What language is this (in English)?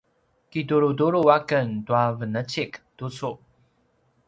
Paiwan